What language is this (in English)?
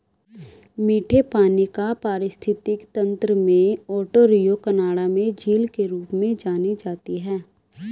Hindi